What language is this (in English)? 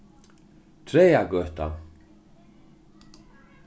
Faroese